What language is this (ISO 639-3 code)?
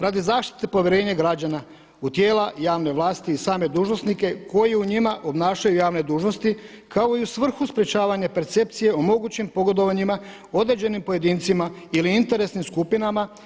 hrv